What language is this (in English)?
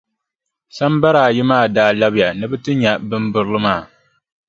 Dagbani